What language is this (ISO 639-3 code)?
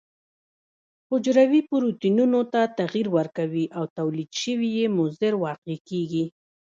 pus